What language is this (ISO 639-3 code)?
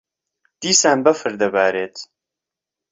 ckb